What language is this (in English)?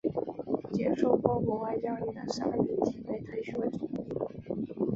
Chinese